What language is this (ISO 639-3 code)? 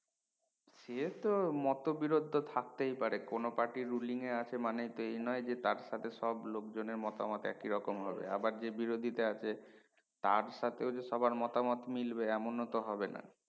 ben